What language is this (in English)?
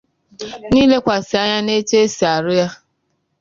Igbo